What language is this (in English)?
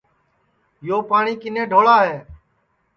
Sansi